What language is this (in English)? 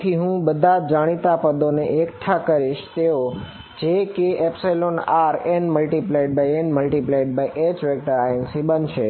Gujarati